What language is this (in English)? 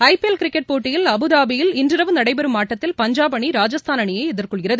Tamil